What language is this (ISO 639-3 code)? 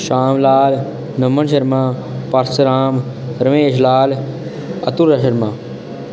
doi